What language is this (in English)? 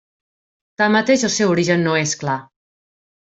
Catalan